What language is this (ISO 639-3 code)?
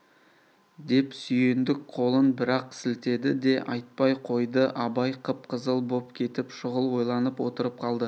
kaz